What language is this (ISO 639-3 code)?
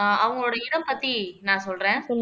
tam